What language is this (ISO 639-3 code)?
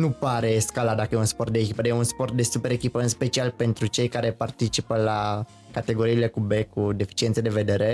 ron